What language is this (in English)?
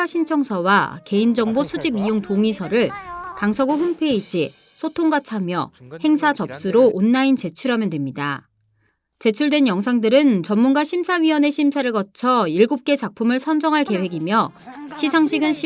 Korean